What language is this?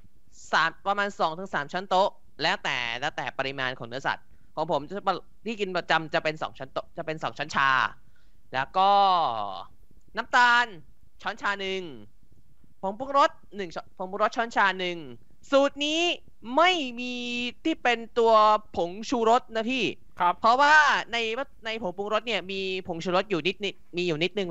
Thai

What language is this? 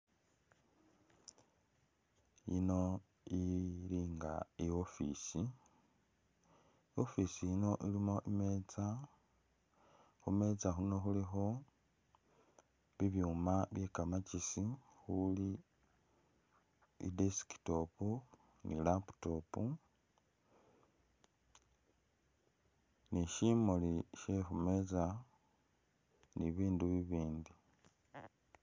Masaaba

